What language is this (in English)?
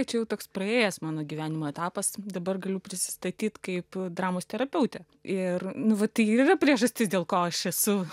Lithuanian